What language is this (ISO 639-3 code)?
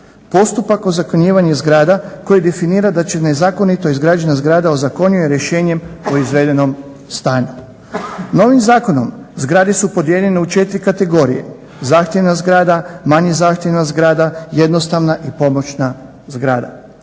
hrv